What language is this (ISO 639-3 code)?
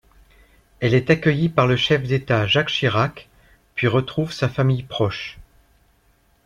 fra